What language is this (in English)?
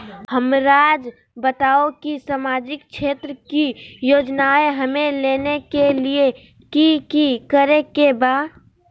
Magahi